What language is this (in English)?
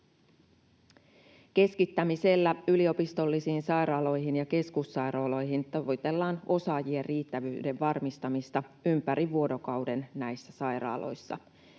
Finnish